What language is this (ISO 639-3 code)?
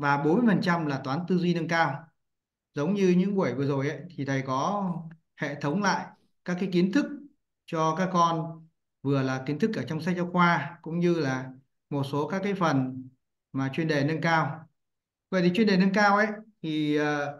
vie